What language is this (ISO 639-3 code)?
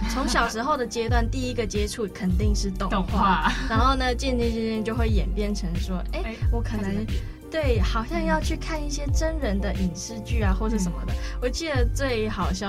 zho